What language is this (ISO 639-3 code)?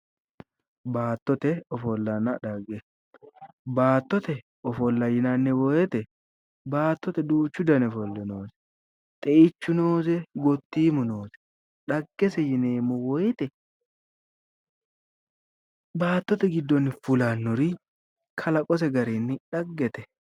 sid